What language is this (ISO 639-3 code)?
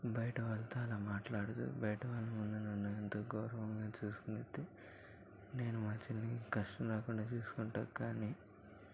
tel